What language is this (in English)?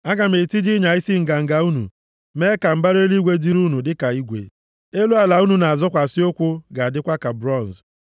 Igbo